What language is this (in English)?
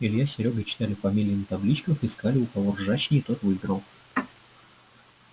Russian